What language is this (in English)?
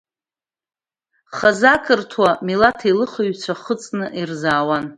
Abkhazian